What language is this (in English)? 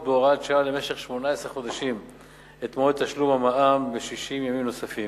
Hebrew